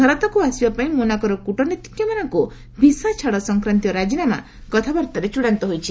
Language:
Odia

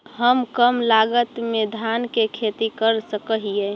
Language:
Magahi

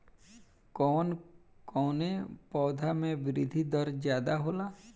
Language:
Bhojpuri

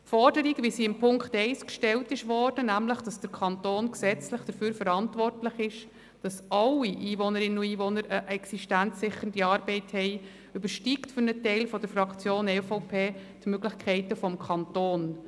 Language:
Swiss German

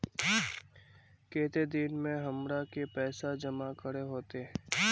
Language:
Magahi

